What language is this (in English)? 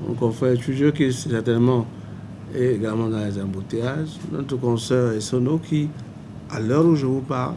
French